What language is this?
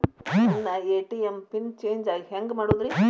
Kannada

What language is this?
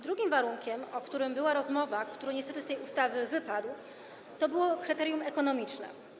Polish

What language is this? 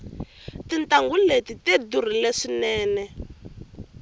Tsonga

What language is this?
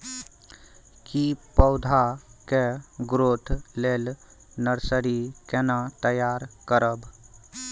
Maithili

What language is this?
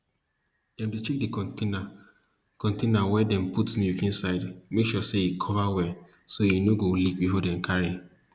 Nigerian Pidgin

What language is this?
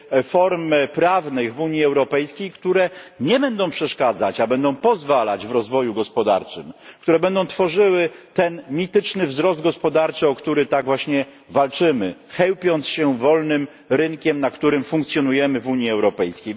Polish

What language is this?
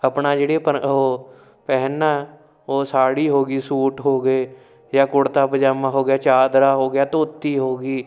Punjabi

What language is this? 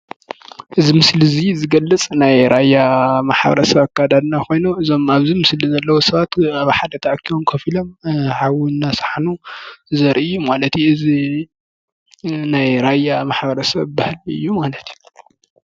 Tigrinya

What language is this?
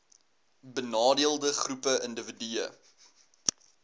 Afrikaans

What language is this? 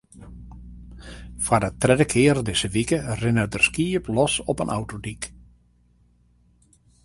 Western Frisian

